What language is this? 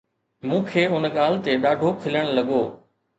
Sindhi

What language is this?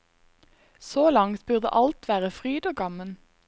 Norwegian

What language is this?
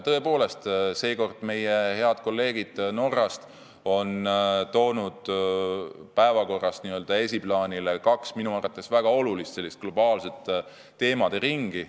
Estonian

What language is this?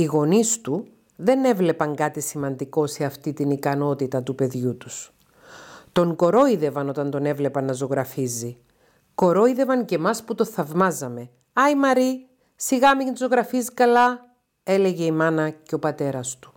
Greek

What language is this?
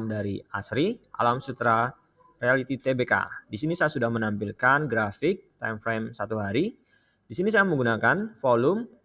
Indonesian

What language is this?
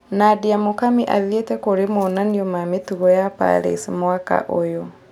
Kikuyu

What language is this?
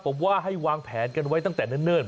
Thai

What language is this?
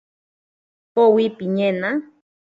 Ashéninka Perené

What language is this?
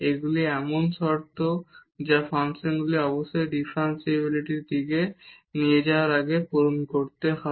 Bangla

